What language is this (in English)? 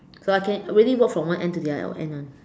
English